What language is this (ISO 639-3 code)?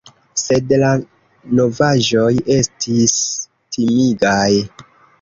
epo